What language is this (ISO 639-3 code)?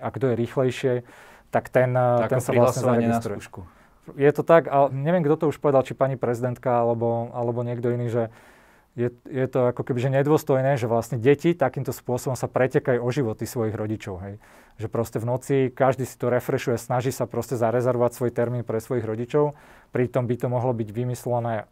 slk